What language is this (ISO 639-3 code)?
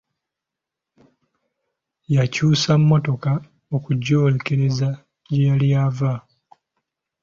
lug